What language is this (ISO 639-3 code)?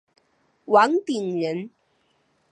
zho